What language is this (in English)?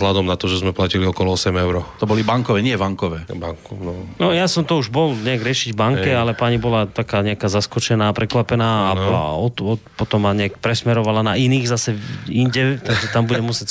Slovak